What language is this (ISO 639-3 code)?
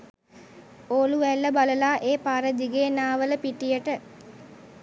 sin